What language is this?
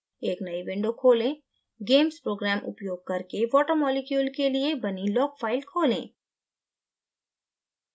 Hindi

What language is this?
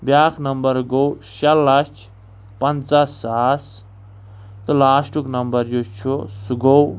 Kashmiri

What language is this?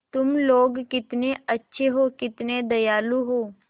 Hindi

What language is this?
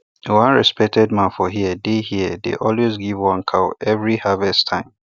Nigerian Pidgin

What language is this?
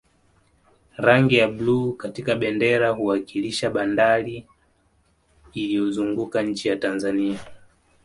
Swahili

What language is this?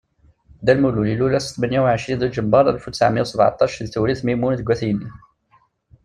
Kabyle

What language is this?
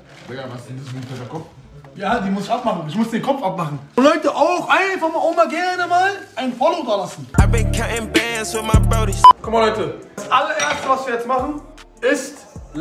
German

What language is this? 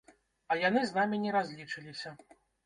Belarusian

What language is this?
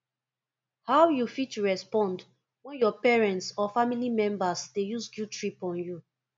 Nigerian Pidgin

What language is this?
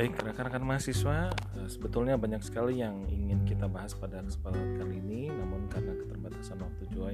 Indonesian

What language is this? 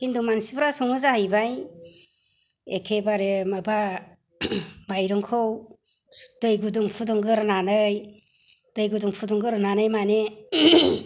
Bodo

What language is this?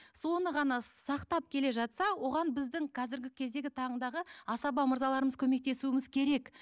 Kazakh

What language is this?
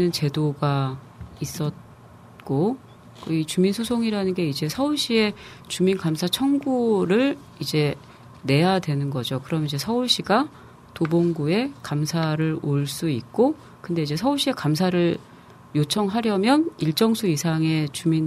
Korean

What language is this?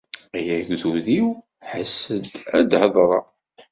Kabyle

